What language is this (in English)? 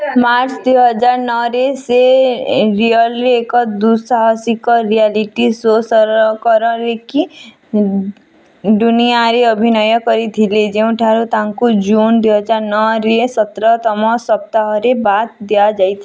Odia